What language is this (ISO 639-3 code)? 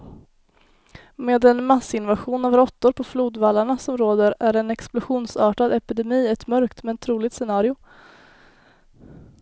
swe